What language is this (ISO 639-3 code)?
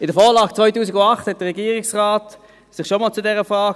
gsw